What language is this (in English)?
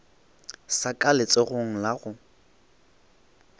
Northern Sotho